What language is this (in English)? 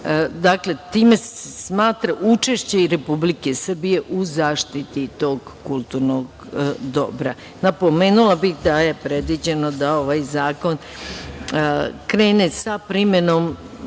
Serbian